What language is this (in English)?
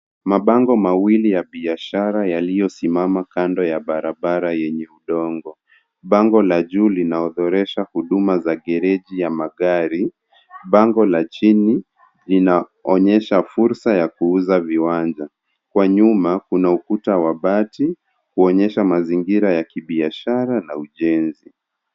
Swahili